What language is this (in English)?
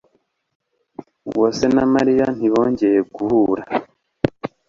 Kinyarwanda